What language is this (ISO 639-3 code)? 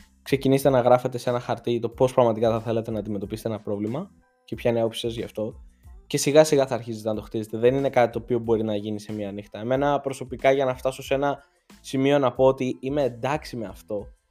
ell